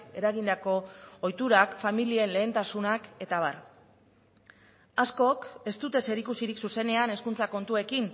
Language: Basque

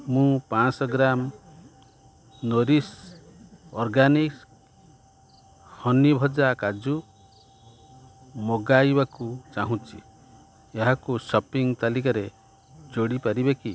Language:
Odia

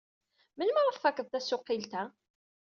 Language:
Kabyle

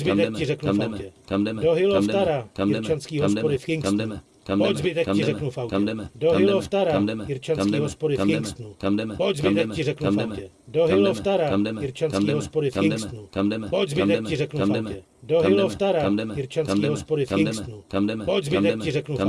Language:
Czech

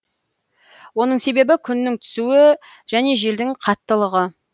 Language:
Kazakh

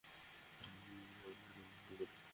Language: Bangla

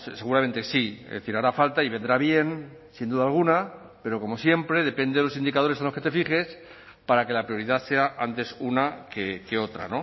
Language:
Spanish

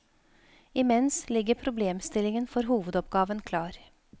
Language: Norwegian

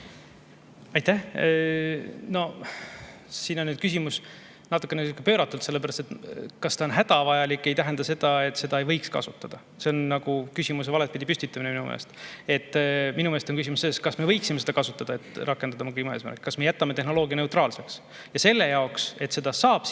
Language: Estonian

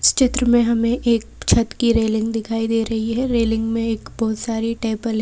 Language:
Hindi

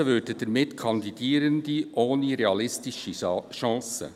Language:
Swiss German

